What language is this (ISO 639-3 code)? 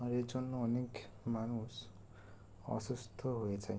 ben